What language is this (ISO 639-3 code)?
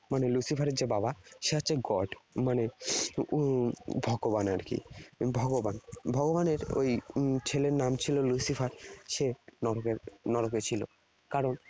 ben